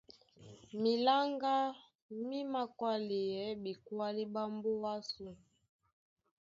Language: Duala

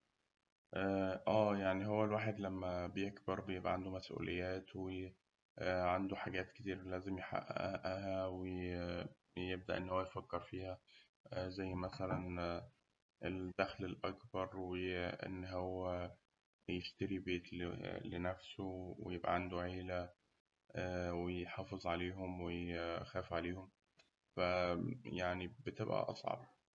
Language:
Egyptian Arabic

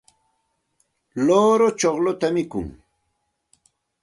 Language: Santa Ana de Tusi Pasco Quechua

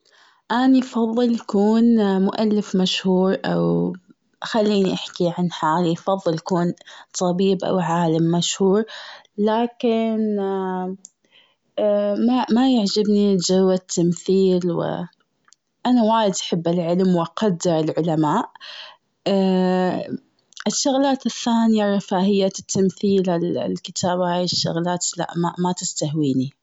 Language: Gulf Arabic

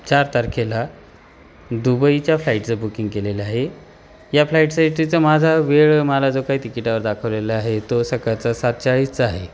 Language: Marathi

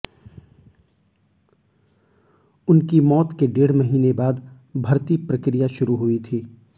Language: Hindi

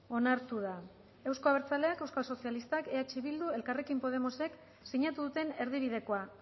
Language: Basque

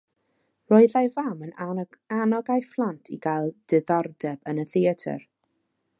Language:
Welsh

